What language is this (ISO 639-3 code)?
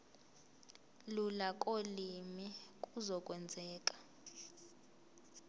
zul